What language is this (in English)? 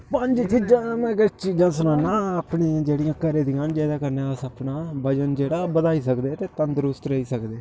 Dogri